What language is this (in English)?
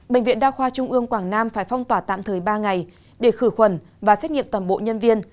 Vietnamese